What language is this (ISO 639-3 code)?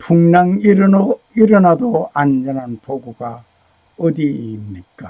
kor